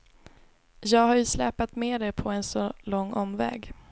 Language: Swedish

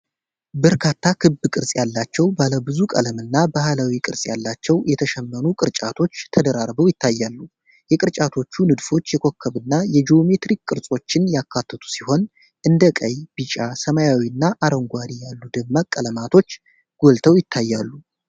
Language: Amharic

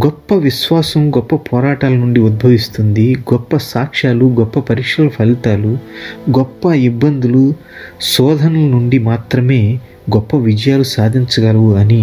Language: Telugu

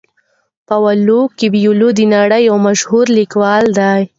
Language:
Pashto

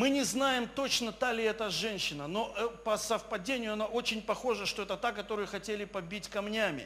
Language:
Russian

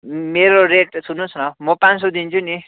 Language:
Nepali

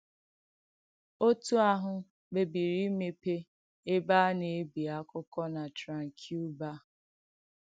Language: Igbo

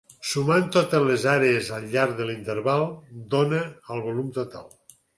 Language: Catalan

